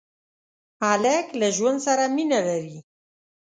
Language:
Pashto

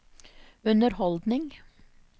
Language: Norwegian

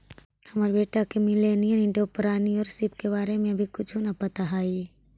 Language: Magahi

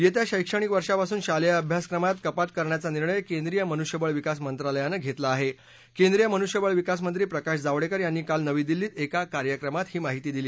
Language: Marathi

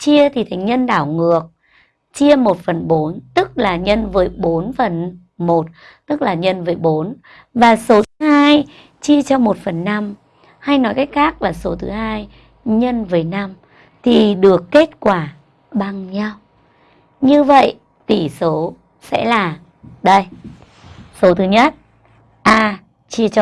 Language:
Vietnamese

